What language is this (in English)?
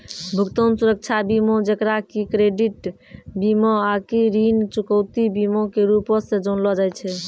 Maithili